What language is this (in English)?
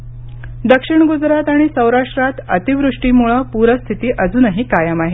Marathi